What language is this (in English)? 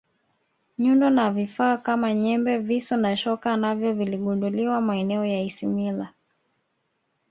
Swahili